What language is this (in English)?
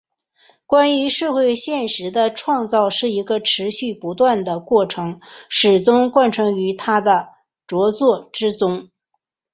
Chinese